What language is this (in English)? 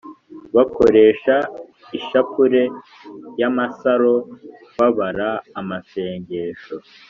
Kinyarwanda